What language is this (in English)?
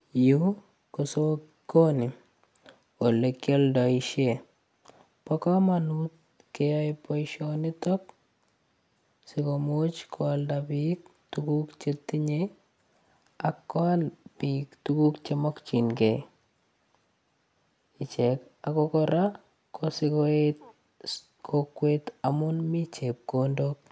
Kalenjin